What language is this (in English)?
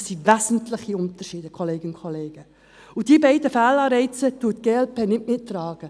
Swiss German